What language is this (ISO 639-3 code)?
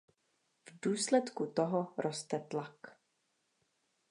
ces